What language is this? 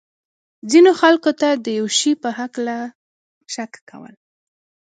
Pashto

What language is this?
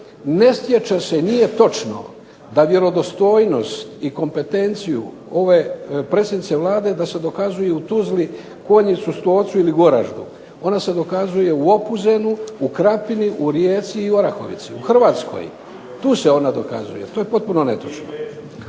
Croatian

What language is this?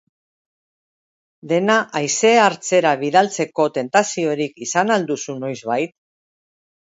Basque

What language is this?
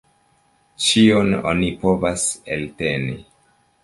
Esperanto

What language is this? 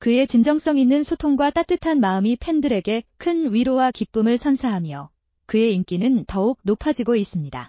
Korean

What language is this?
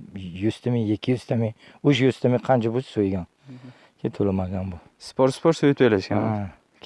Turkish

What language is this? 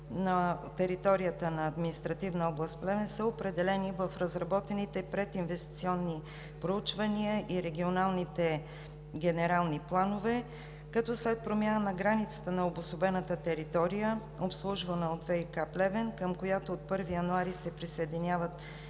Bulgarian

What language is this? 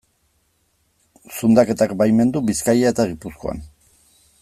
Basque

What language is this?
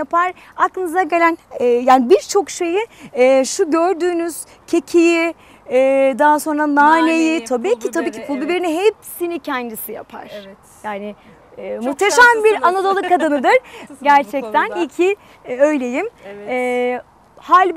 Turkish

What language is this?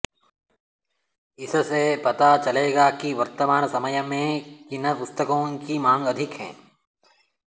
Sanskrit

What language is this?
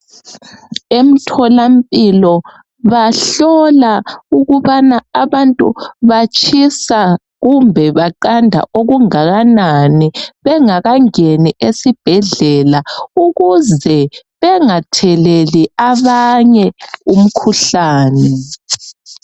North Ndebele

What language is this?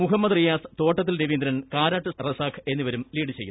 Malayalam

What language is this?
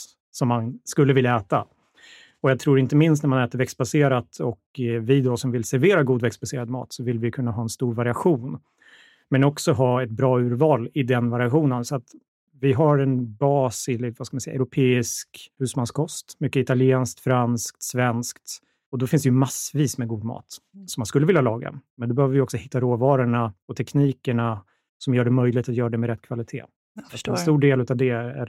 Swedish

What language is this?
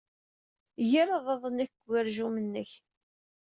Kabyle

